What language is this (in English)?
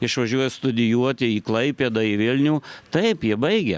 Lithuanian